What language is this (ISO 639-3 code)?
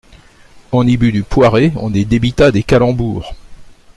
fra